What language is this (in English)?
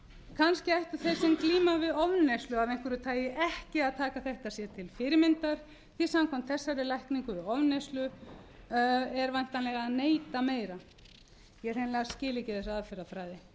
Icelandic